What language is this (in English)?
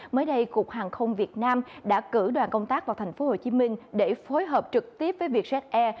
Vietnamese